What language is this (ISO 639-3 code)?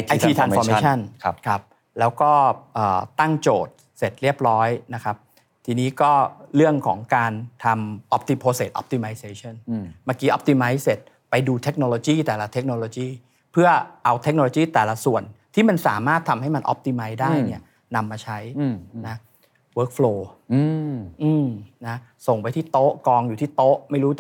tha